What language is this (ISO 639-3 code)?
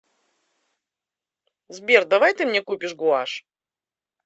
rus